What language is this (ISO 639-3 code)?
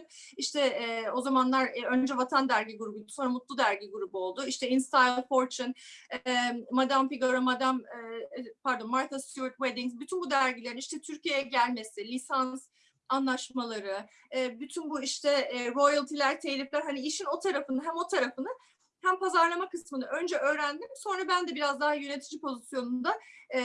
tur